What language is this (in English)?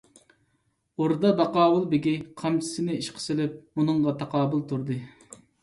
Uyghur